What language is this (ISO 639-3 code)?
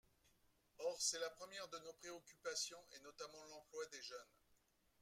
fra